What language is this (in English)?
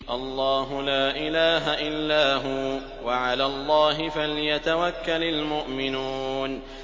Arabic